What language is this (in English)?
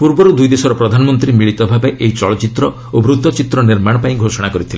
Odia